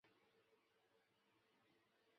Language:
Chinese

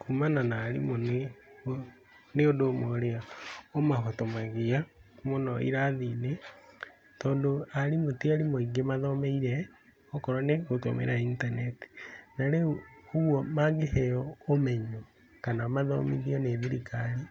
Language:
Kikuyu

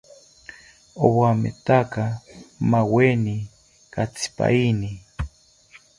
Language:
South Ucayali Ashéninka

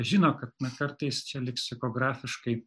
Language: Lithuanian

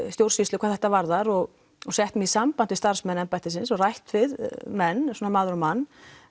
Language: Icelandic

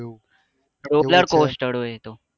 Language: Gujarati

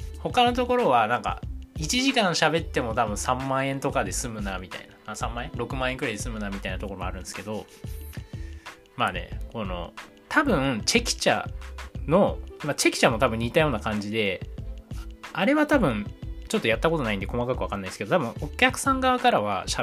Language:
Japanese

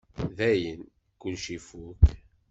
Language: Kabyle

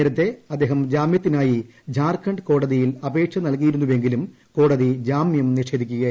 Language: Malayalam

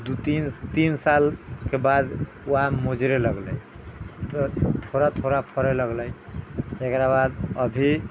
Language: Maithili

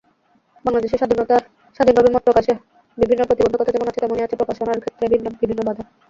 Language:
Bangla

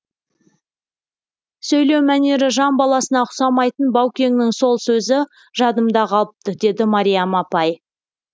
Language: Kazakh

